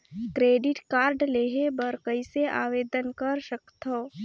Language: Chhattisgarhi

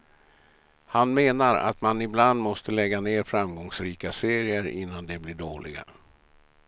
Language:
Swedish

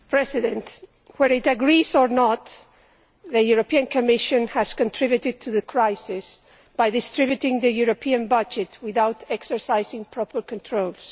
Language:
English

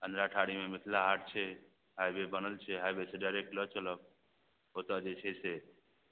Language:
Maithili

